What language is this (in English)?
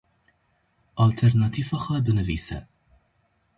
Kurdish